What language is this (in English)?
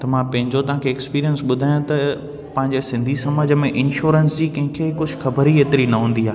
Sindhi